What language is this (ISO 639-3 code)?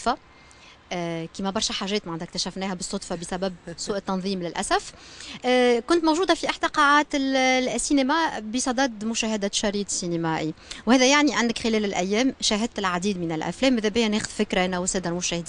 ara